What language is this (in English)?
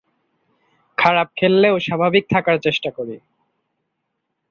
Bangla